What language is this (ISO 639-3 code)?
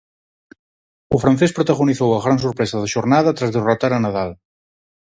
glg